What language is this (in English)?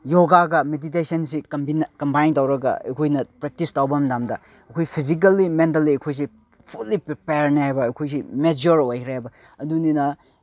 Manipuri